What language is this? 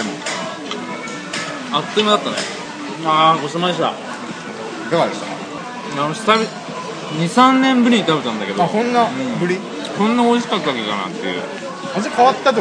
Japanese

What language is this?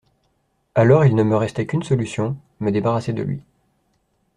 French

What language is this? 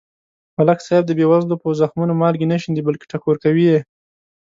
Pashto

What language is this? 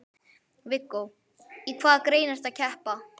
Icelandic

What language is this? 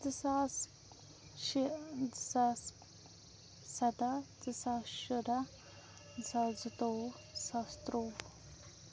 Kashmiri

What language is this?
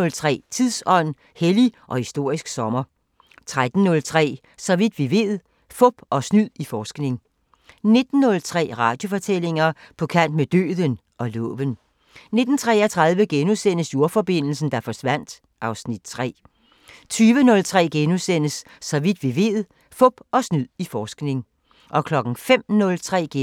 Danish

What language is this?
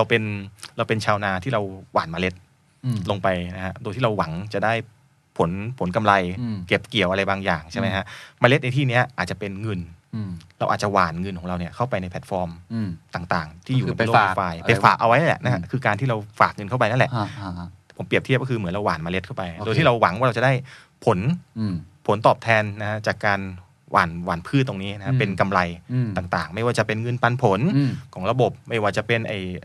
Thai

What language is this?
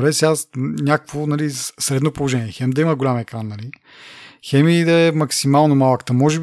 Bulgarian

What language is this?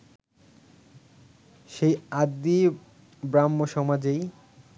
Bangla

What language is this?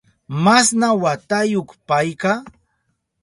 Southern Pastaza Quechua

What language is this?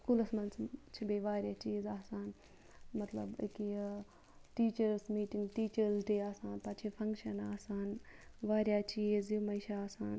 Kashmiri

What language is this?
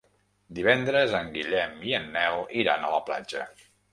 Catalan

